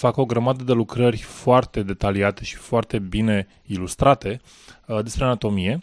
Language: Romanian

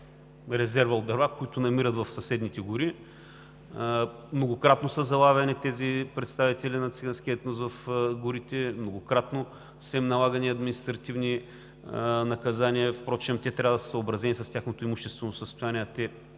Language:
Bulgarian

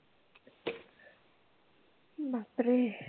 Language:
Marathi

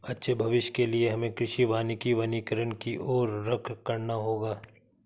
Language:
Hindi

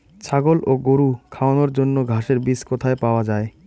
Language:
Bangla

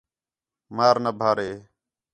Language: Khetrani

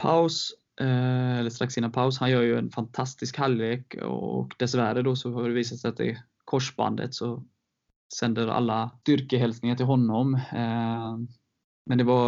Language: Swedish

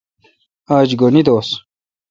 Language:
Kalkoti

